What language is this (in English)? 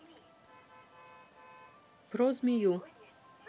Russian